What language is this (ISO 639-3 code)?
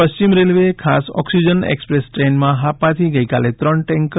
guj